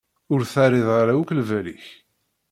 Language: Kabyle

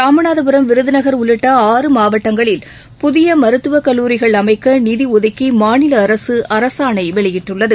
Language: Tamil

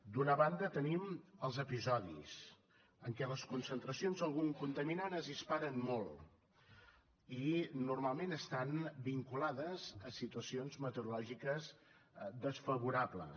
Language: Catalan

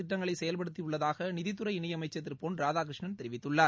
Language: Tamil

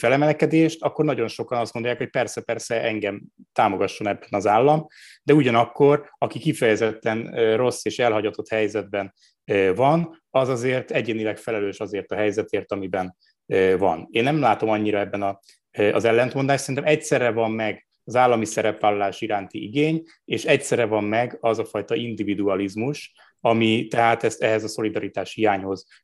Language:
Hungarian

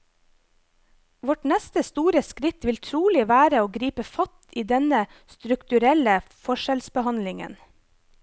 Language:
Norwegian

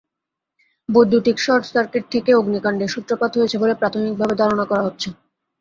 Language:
Bangla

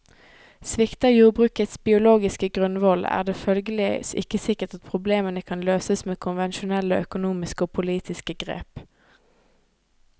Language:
Norwegian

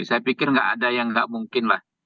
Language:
Indonesian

